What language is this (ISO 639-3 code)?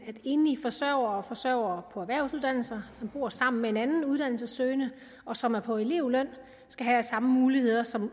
dan